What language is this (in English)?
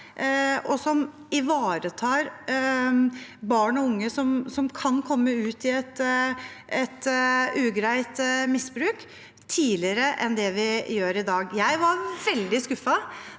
Norwegian